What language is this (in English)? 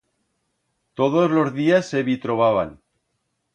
Aragonese